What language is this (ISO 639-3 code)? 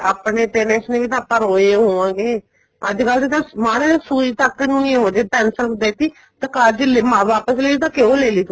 pan